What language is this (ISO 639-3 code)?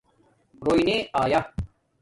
dmk